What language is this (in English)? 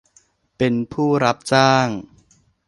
Thai